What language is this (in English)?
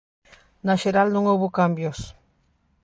Galician